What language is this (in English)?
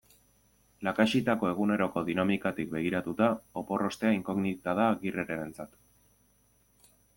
Basque